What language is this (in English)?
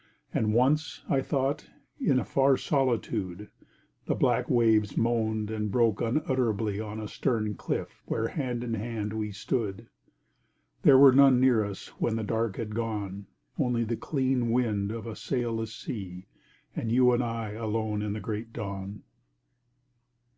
English